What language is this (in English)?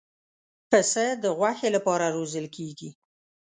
Pashto